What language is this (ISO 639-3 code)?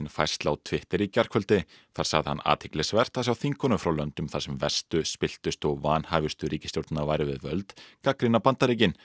isl